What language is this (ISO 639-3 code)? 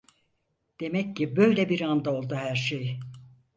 tur